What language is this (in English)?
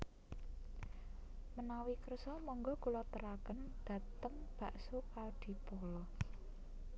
Javanese